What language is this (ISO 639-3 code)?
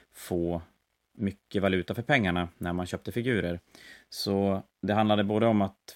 swe